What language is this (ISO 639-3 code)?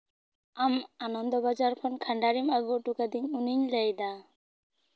sat